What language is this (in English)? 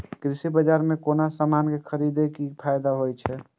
Maithili